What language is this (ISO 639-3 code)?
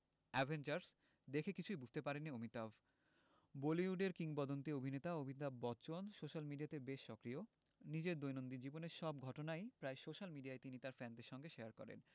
ben